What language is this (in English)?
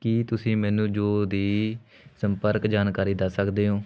Punjabi